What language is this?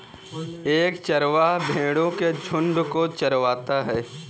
Hindi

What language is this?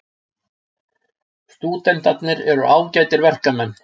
Icelandic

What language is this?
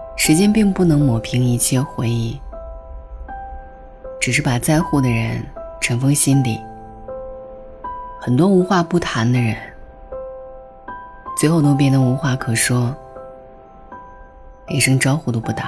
Chinese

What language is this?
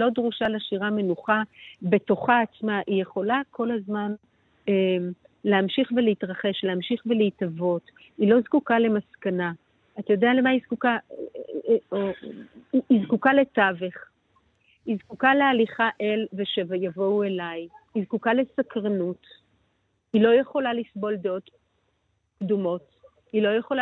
Hebrew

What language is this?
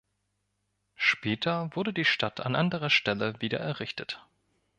German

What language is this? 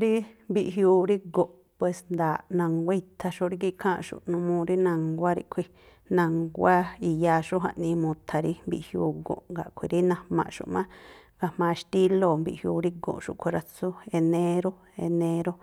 Tlacoapa Me'phaa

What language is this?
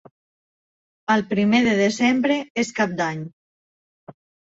Catalan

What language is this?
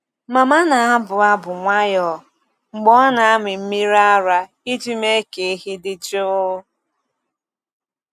Igbo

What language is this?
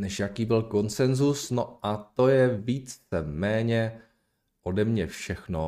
Czech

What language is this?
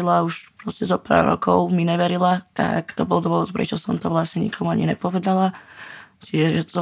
Slovak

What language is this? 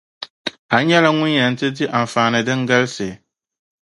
Dagbani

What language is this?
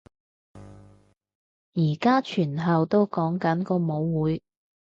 Cantonese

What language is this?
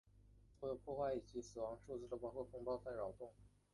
Chinese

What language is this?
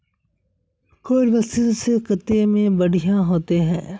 Magahi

